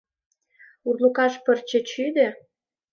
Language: Mari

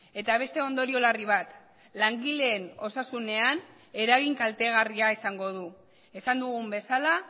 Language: Basque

